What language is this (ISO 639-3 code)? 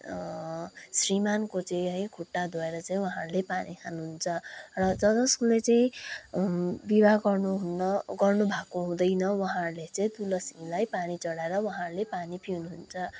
nep